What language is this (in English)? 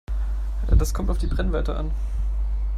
German